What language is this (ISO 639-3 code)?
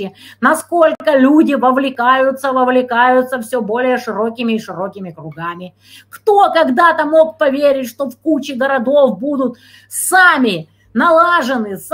rus